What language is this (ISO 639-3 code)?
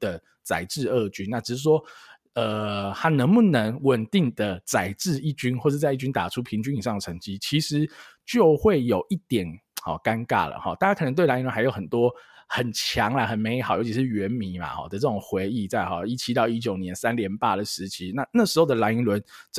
zho